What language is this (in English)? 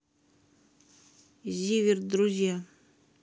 Russian